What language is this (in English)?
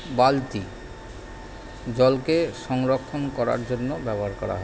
Bangla